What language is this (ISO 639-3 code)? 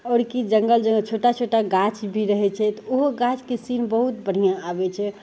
mai